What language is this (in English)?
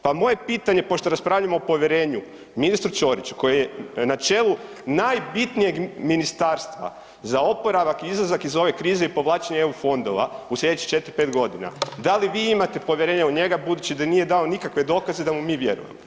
Croatian